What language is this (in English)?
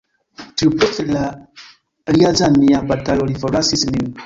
Esperanto